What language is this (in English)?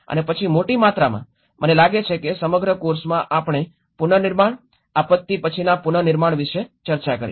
Gujarati